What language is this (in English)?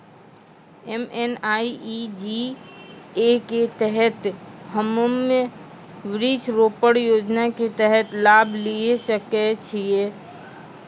Maithili